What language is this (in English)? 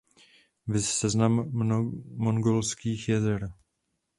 Czech